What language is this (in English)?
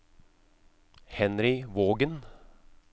Norwegian